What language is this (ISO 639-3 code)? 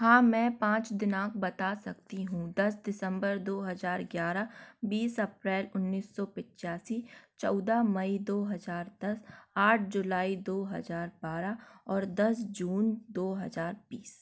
hin